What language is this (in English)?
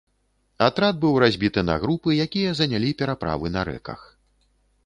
Belarusian